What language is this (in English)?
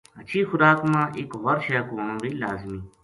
Gujari